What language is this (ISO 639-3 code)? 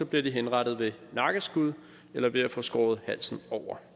dan